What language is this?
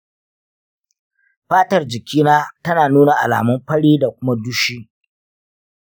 Hausa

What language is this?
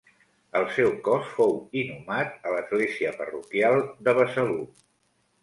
Catalan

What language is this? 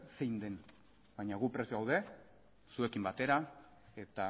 Basque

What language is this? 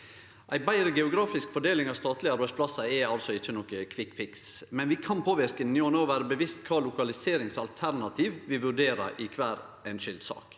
Norwegian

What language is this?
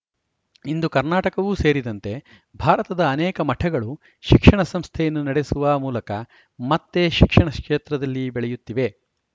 Kannada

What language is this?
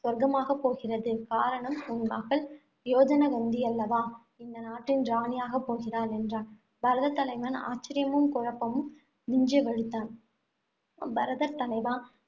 Tamil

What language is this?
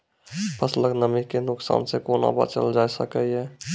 Maithili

